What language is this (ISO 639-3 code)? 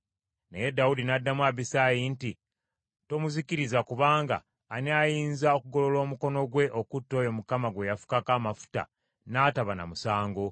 lug